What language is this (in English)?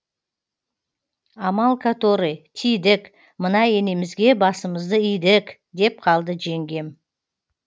Kazakh